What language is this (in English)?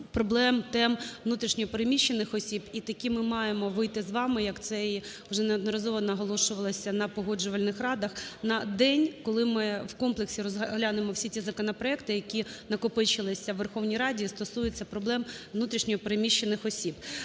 Ukrainian